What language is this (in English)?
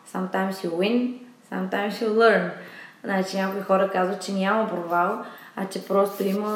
Bulgarian